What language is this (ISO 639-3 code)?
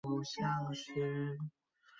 zho